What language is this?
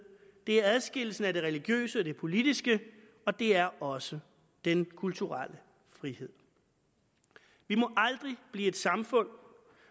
Danish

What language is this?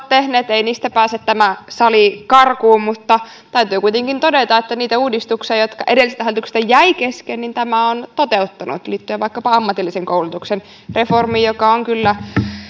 Finnish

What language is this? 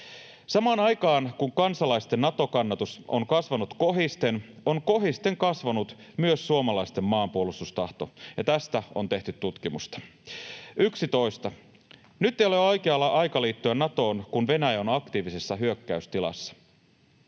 Finnish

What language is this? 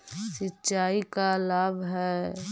Magahi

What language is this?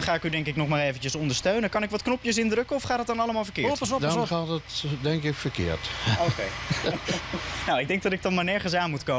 Dutch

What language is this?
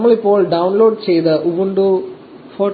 Malayalam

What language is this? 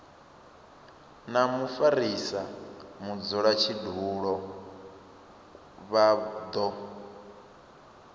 Venda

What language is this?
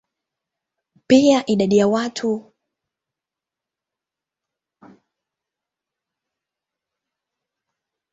Swahili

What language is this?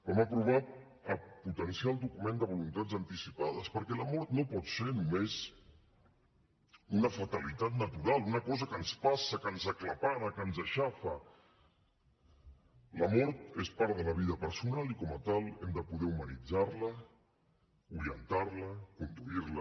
Catalan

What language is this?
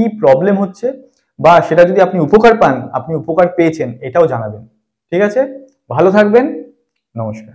Hindi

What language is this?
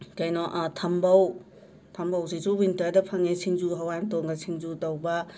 Manipuri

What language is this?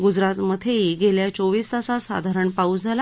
Marathi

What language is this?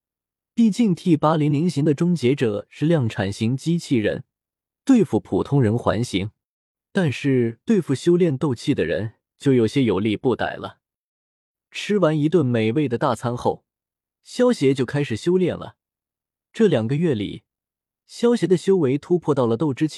Chinese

